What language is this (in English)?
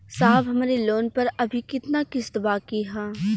Bhojpuri